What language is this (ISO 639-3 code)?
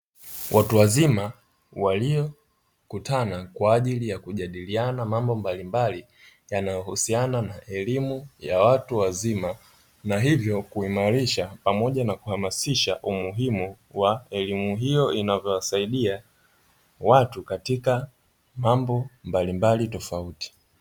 swa